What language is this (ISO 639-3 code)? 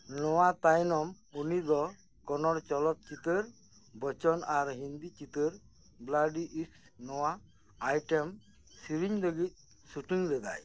sat